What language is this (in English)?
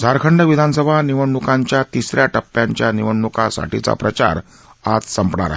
Marathi